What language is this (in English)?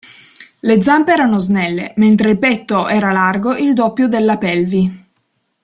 Italian